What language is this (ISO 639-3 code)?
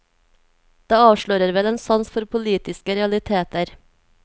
nor